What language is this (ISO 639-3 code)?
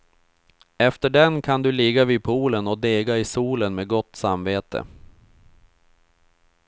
swe